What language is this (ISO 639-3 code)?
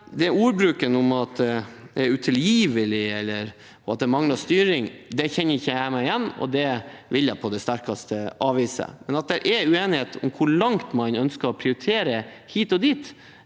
nor